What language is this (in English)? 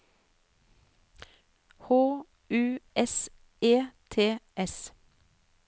Norwegian